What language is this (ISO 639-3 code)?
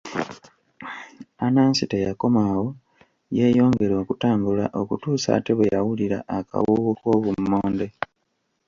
lug